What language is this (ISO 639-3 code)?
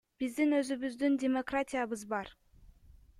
kir